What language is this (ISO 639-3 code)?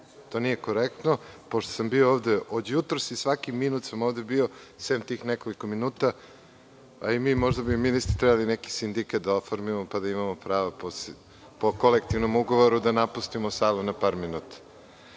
srp